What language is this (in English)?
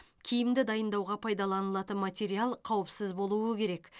Kazakh